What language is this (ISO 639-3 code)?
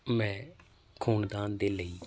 pan